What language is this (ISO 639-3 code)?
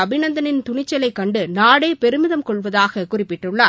tam